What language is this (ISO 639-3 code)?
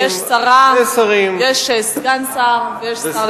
heb